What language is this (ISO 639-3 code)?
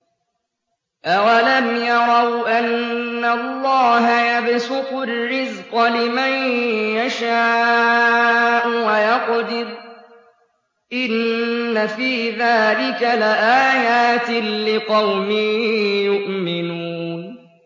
ara